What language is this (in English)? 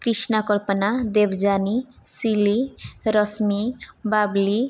Sanskrit